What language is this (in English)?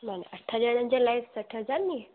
Sindhi